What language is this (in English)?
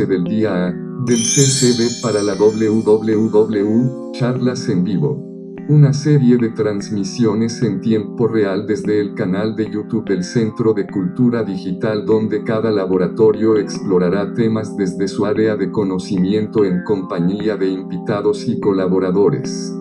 Spanish